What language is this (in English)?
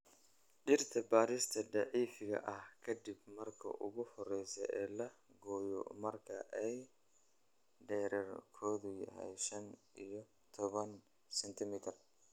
Somali